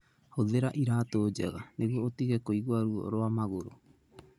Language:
Kikuyu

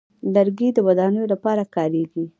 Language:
Pashto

